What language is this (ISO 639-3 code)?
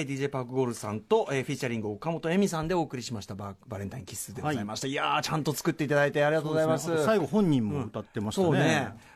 jpn